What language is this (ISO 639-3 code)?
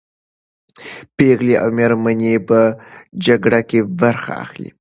pus